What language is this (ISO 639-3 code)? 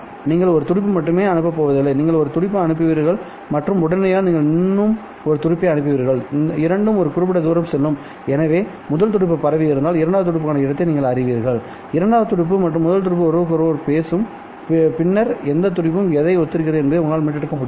tam